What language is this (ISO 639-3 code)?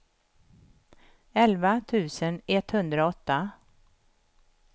swe